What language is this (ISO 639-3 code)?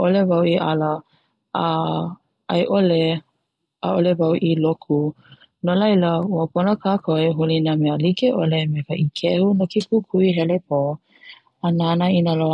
haw